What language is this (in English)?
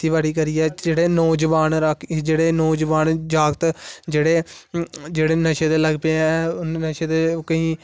Dogri